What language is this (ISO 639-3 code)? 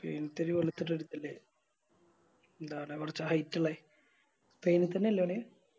mal